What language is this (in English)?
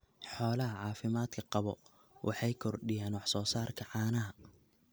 Somali